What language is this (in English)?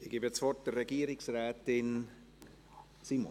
Swiss German